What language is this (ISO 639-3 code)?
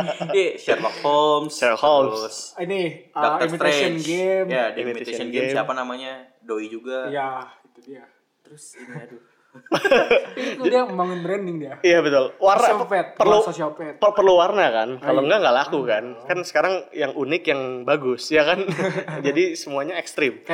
ind